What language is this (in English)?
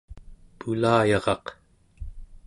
Central Yupik